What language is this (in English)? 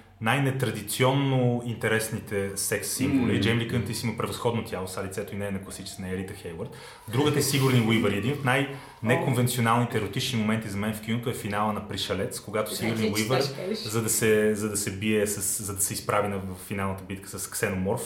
Bulgarian